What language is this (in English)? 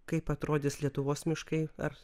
Lithuanian